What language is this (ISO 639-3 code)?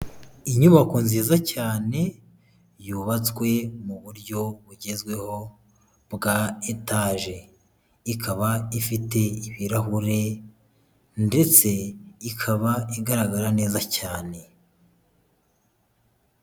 kin